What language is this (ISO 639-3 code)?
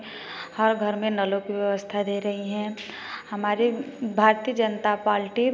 hin